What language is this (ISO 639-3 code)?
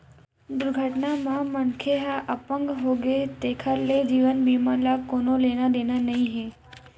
hne